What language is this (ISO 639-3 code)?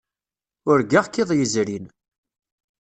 kab